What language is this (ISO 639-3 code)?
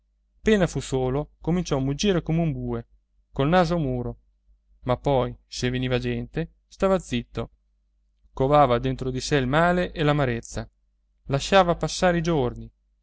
ita